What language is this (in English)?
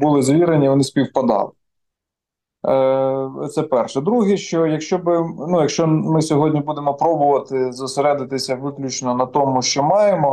Ukrainian